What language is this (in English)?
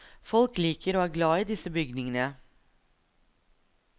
Norwegian